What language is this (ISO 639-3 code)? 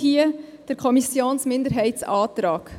gsw